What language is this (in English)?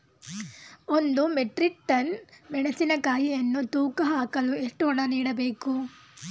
Kannada